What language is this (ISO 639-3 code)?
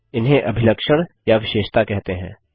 hin